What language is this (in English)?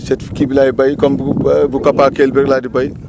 Wolof